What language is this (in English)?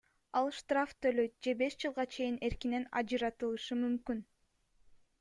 Kyrgyz